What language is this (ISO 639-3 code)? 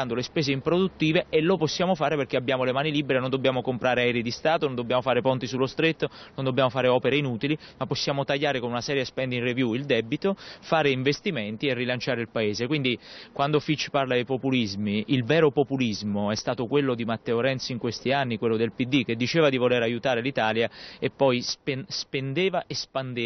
ita